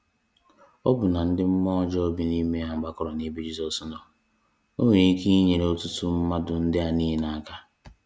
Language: Igbo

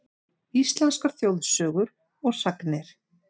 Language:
Icelandic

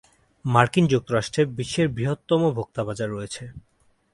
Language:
Bangla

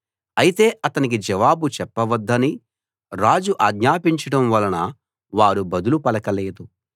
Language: Telugu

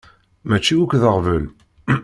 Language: Kabyle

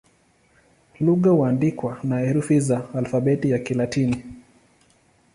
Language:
Swahili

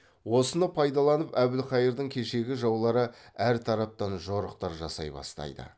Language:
Kazakh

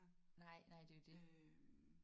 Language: Danish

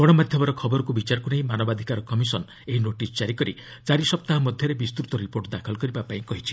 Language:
Odia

